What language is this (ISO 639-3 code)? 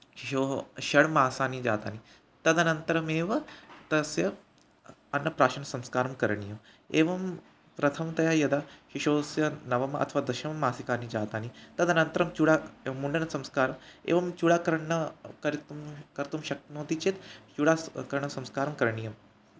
san